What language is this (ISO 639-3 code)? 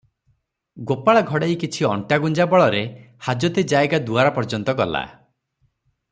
ori